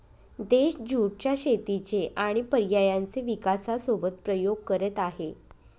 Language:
Marathi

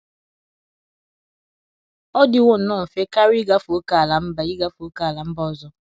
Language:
Igbo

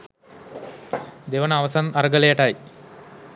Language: Sinhala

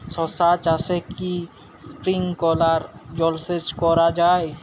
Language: Bangla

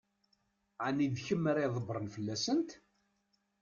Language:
Kabyle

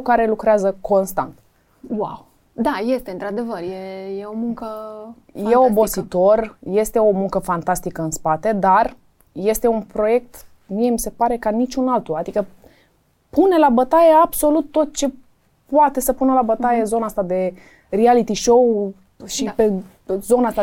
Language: Romanian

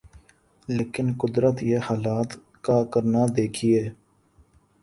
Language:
Urdu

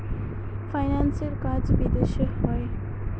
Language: Bangla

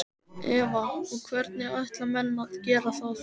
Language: Icelandic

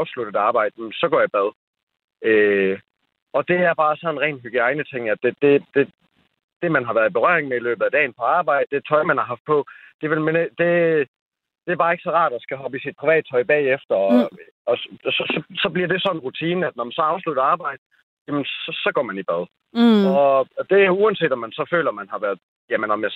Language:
Danish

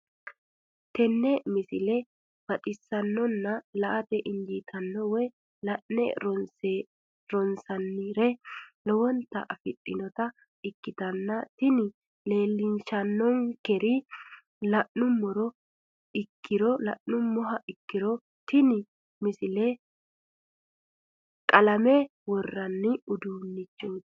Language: Sidamo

